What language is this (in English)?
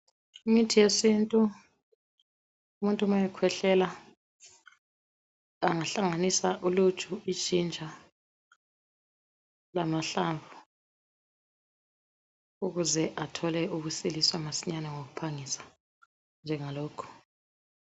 North Ndebele